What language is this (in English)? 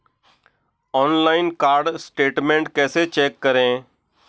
Hindi